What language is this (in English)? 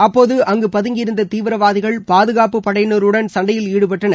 Tamil